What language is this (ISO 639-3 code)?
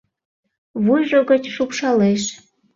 chm